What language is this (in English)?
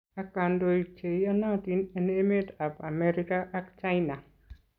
Kalenjin